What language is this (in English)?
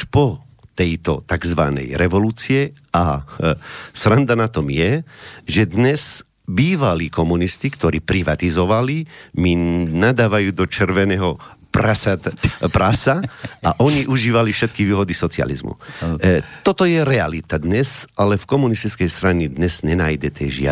Slovak